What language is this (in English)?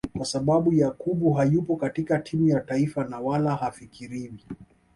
Swahili